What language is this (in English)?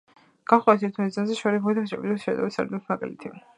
Georgian